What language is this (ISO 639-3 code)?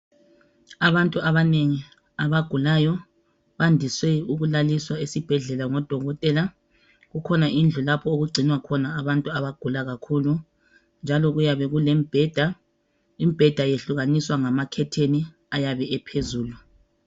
nde